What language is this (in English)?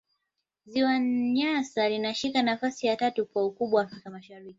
Swahili